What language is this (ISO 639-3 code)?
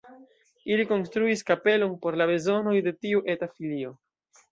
epo